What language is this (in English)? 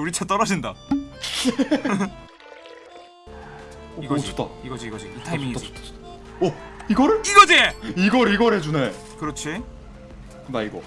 Korean